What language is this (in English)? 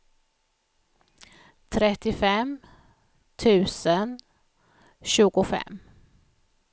Swedish